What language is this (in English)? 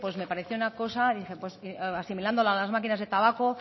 Spanish